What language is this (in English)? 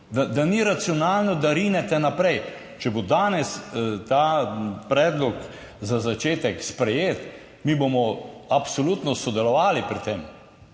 Slovenian